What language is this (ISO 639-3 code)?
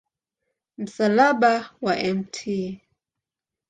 swa